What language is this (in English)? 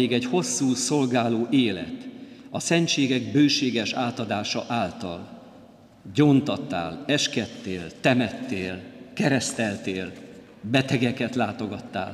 Hungarian